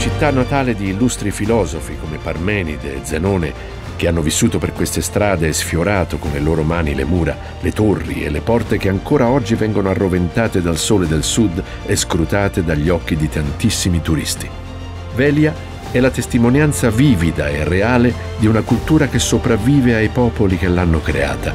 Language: Italian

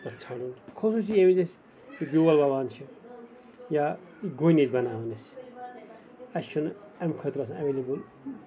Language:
Kashmiri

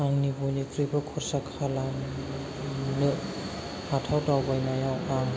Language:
Bodo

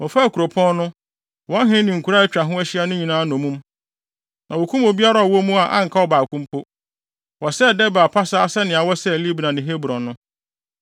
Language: Akan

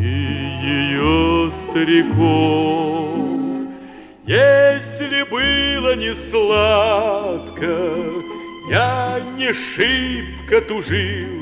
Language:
Russian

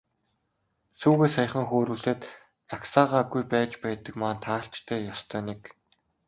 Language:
Mongolian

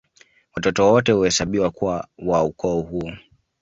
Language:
Swahili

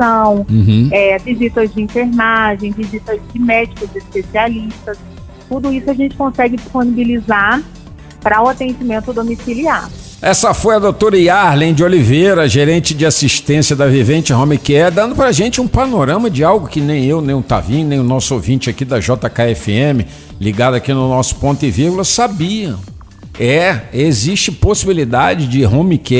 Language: Portuguese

